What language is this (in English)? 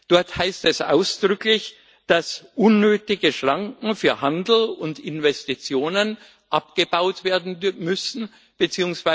German